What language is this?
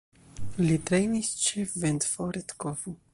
Esperanto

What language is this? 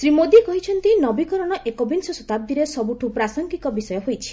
Odia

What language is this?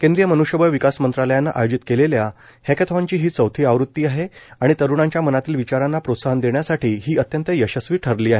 Marathi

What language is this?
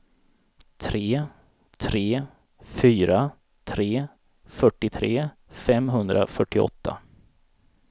Swedish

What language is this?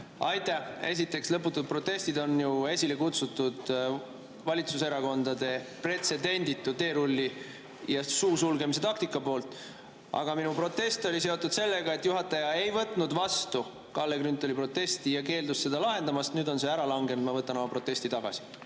Estonian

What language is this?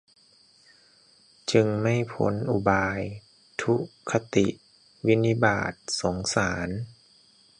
Thai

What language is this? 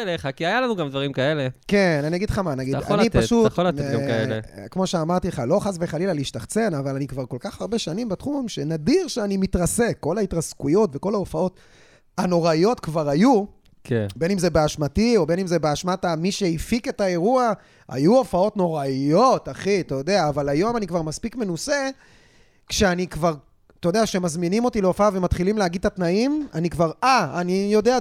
Hebrew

